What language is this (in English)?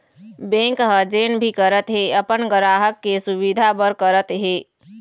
Chhattisgarhi